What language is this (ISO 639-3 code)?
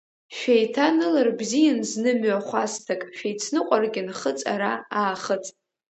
abk